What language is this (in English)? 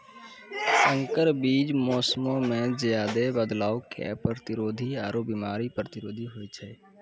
Maithili